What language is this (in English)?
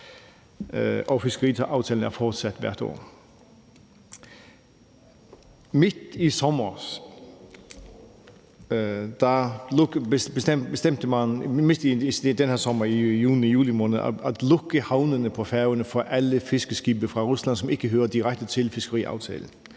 Danish